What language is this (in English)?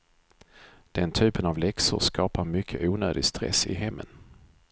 Swedish